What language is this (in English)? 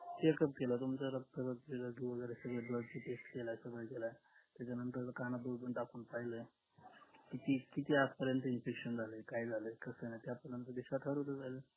Marathi